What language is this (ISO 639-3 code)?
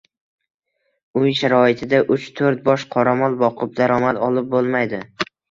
uzb